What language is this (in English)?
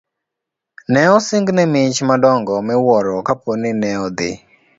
Luo (Kenya and Tanzania)